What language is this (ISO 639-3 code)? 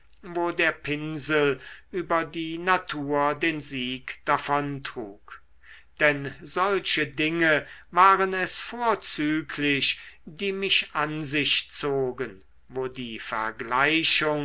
deu